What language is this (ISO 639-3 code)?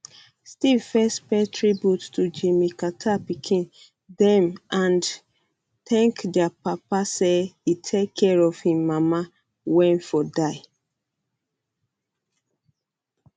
pcm